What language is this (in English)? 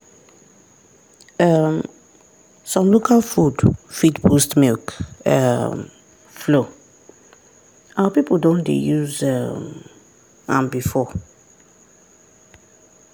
Nigerian Pidgin